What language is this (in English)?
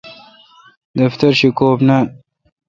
Kalkoti